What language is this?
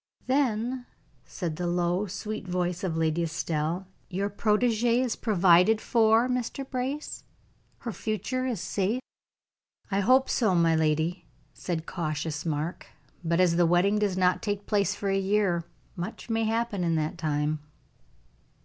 English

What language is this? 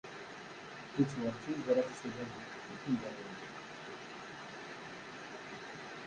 Kabyle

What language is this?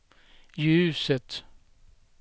Swedish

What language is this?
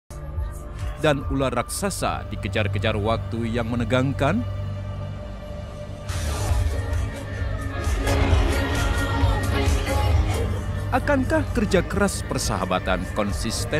Indonesian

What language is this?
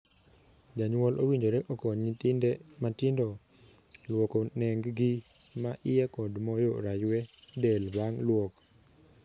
Luo (Kenya and Tanzania)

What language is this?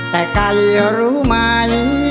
Thai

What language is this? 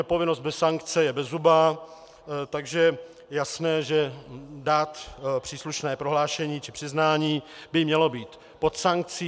Czech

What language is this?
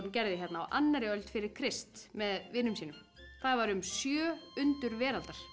Icelandic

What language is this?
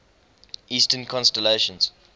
English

